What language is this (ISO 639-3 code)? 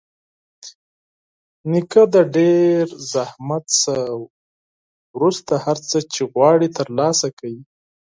pus